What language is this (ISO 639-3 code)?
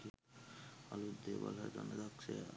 sin